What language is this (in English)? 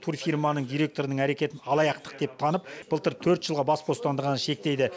Kazakh